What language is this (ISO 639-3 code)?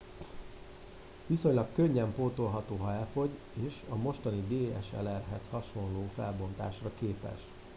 hun